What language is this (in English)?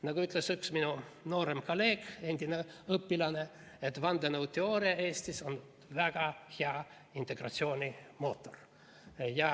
Estonian